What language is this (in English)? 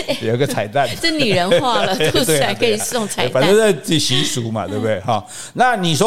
Chinese